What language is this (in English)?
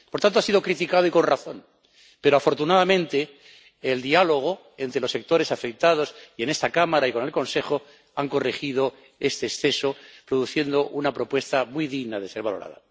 Spanish